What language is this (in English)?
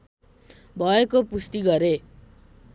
Nepali